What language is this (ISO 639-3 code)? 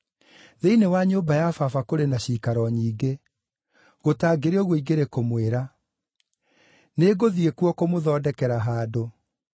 kik